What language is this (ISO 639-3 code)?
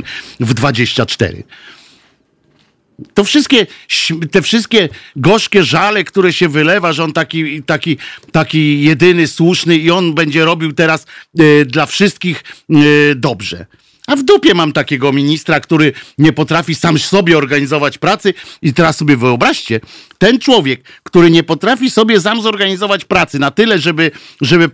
pol